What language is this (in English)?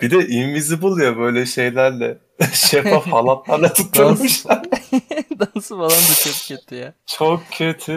Turkish